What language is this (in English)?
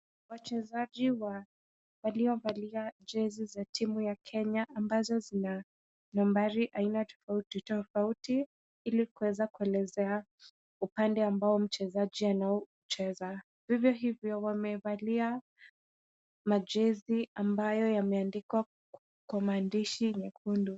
Swahili